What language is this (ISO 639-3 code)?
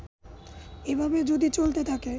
ben